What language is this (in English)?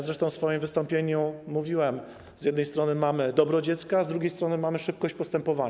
Polish